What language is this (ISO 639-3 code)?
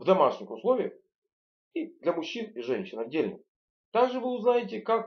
rus